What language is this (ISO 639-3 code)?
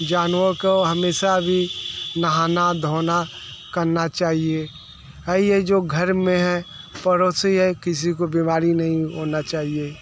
hin